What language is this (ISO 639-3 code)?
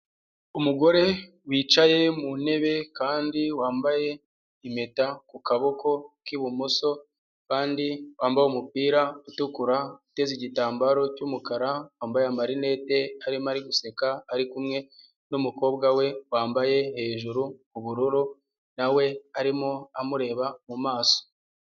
kin